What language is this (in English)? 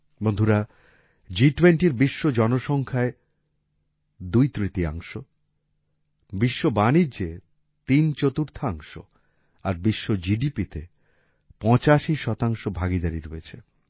Bangla